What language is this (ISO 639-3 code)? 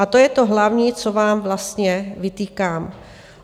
ces